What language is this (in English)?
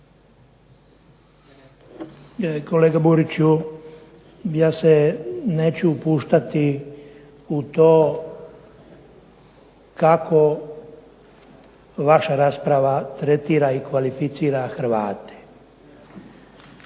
Croatian